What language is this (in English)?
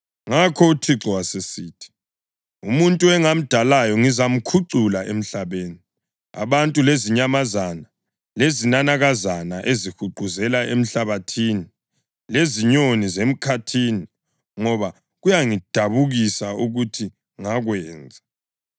North Ndebele